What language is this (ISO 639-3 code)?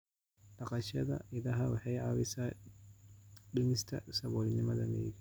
som